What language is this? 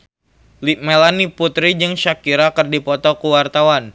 Sundanese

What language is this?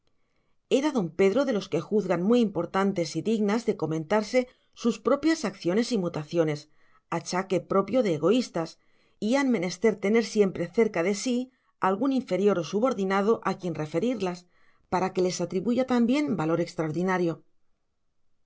Spanish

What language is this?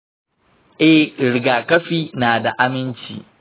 Hausa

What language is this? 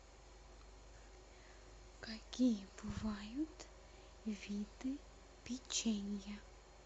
Russian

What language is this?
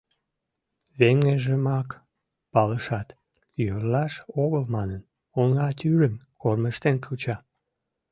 Mari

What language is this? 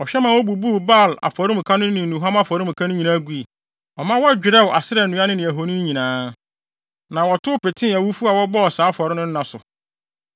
Akan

